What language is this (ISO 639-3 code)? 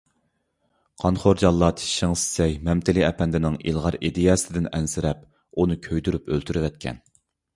uig